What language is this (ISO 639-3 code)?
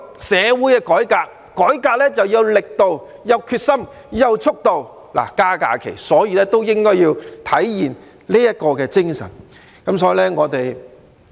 yue